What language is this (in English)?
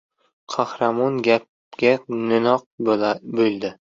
Uzbek